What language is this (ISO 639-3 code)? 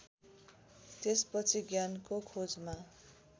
nep